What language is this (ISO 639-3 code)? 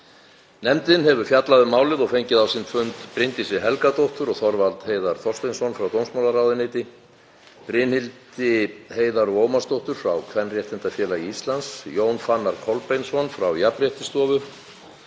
isl